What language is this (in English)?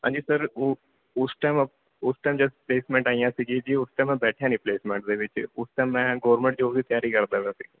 Punjabi